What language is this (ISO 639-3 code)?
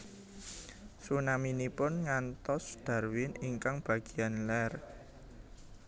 jav